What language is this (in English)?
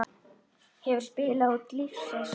Icelandic